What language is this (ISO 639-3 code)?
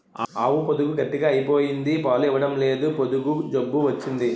tel